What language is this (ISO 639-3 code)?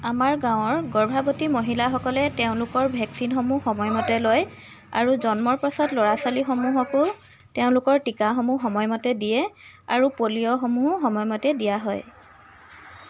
asm